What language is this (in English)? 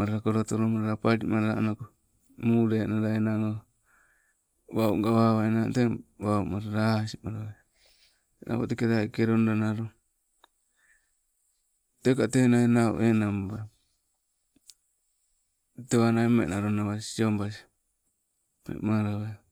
Sibe